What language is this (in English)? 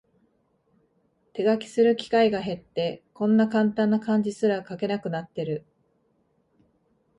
Japanese